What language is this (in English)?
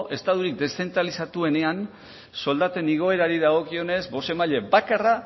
Basque